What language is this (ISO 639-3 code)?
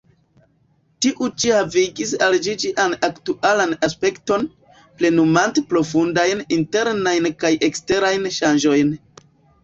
epo